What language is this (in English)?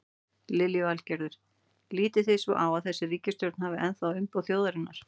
Icelandic